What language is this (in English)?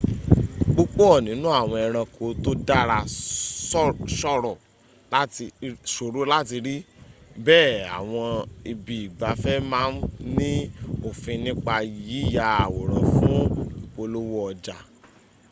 Yoruba